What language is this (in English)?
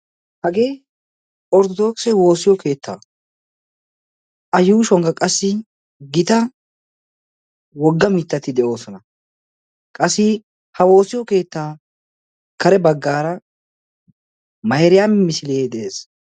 Wolaytta